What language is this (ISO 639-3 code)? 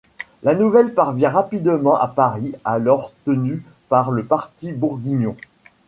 fra